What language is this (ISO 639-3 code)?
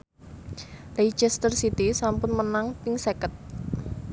jav